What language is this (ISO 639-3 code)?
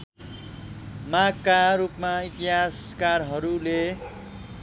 nep